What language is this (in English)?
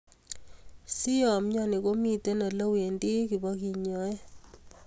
Kalenjin